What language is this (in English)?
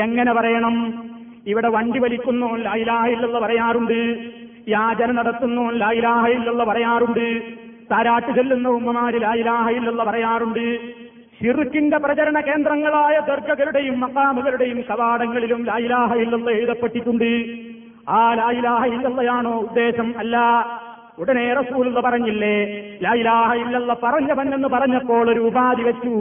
Malayalam